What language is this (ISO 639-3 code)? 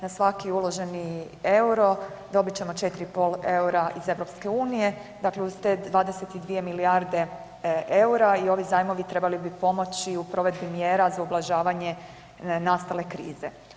hrv